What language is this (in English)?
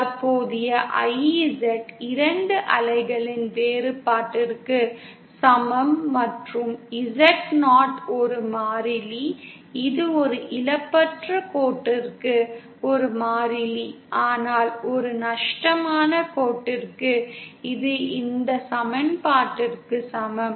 Tamil